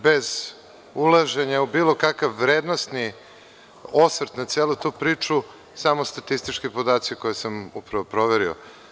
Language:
Serbian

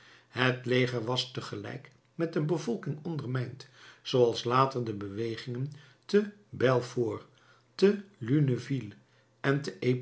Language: Dutch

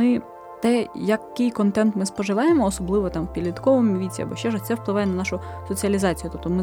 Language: Ukrainian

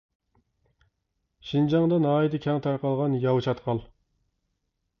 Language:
Uyghur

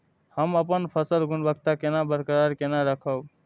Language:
Maithili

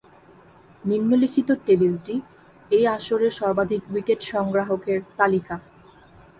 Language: Bangla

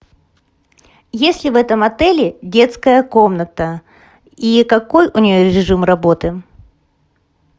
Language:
Russian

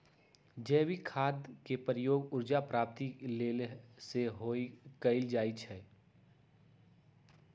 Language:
Magahi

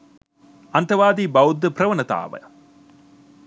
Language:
Sinhala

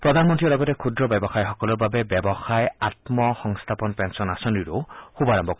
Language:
Assamese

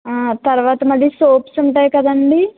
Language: Telugu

